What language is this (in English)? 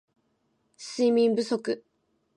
Japanese